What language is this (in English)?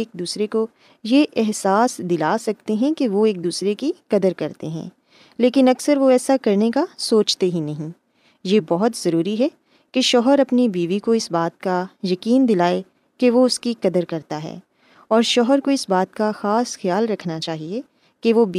Urdu